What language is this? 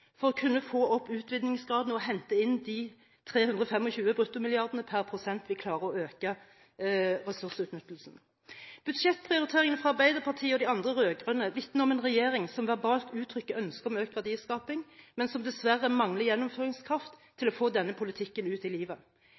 Norwegian Bokmål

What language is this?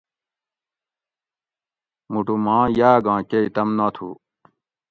Gawri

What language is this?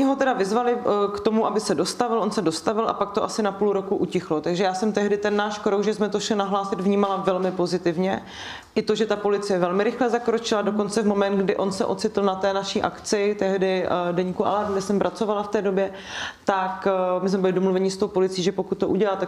Czech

